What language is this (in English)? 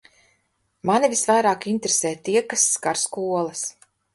Latvian